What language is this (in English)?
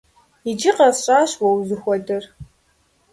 Kabardian